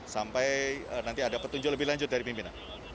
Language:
Indonesian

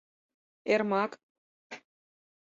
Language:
Mari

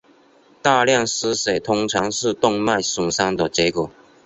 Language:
Chinese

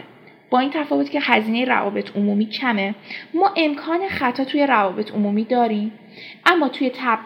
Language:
Persian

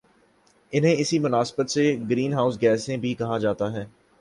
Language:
Urdu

